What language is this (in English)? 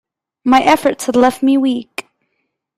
English